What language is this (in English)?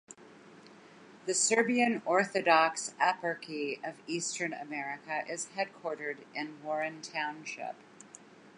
English